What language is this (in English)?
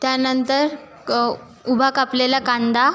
Marathi